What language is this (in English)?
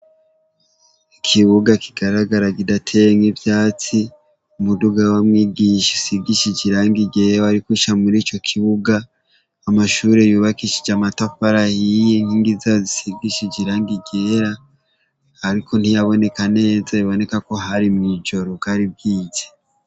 Rundi